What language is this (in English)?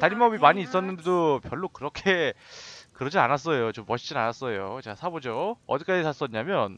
Korean